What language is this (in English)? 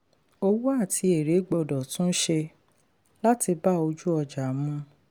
Yoruba